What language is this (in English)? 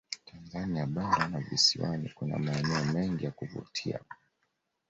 Swahili